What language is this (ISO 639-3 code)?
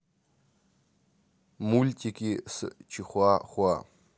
rus